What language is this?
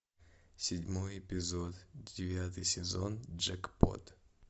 Russian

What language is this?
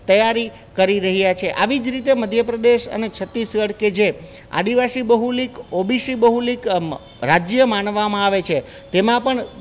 Gujarati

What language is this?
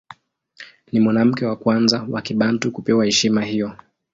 Swahili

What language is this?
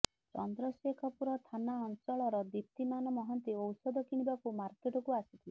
Odia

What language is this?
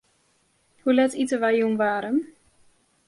Western Frisian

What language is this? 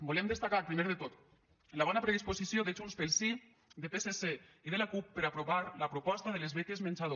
Catalan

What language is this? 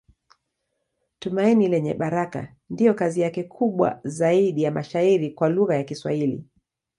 Swahili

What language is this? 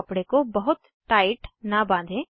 Hindi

